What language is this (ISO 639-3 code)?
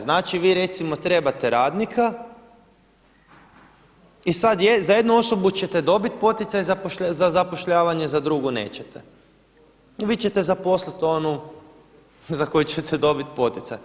hrv